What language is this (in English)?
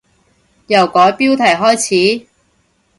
Cantonese